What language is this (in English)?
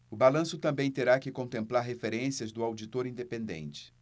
Portuguese